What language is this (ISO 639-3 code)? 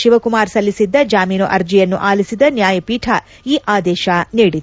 kan